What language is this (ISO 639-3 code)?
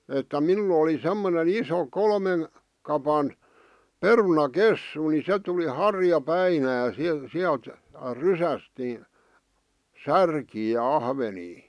fin